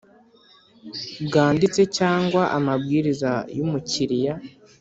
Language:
Kinyarwanda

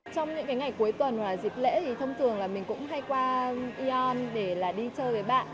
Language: Vietnamese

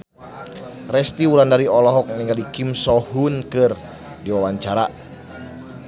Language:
Sundanese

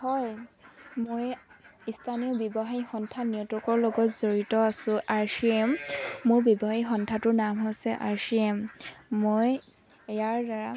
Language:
Assamese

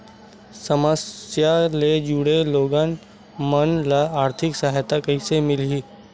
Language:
Chhattisgarhi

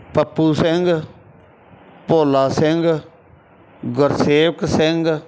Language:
Punjabi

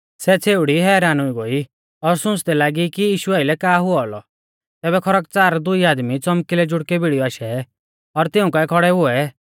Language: Mahasu Pahari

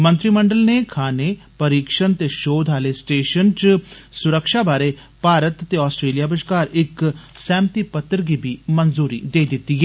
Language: Dogri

